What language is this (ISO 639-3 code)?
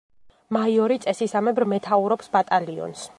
kat